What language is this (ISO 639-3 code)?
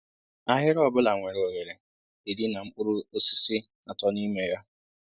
ibo